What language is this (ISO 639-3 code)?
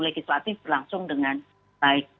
ind